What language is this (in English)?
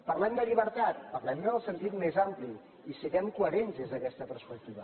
Catalan